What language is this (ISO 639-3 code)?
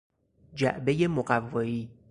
fas